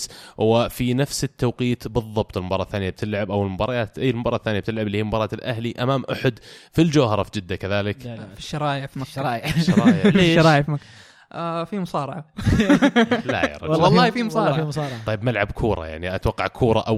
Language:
Arabic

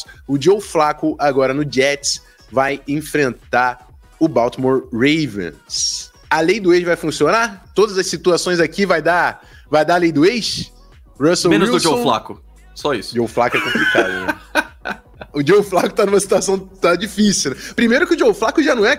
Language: Portuguese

